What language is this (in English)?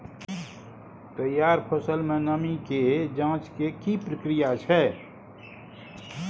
Maithili